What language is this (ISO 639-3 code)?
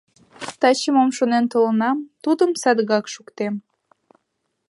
chm